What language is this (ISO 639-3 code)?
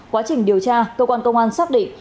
vie